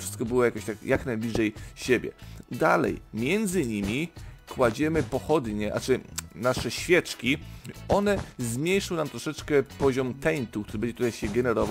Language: Polish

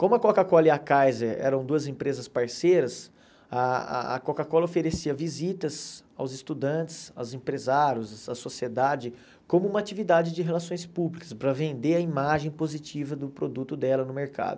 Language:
Portuguese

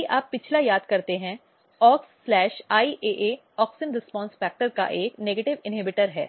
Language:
Hindi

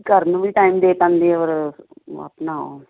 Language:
Punjabi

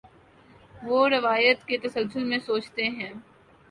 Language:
Urdu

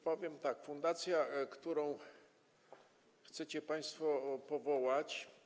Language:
Polish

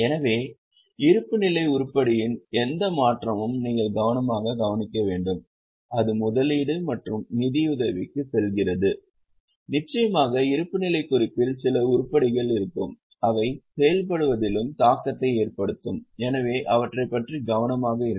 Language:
Tamil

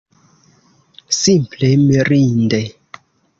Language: Esperanto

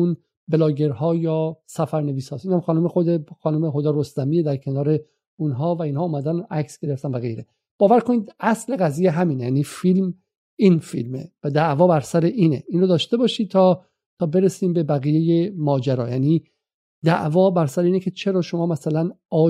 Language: Persian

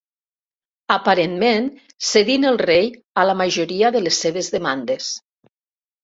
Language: Catalan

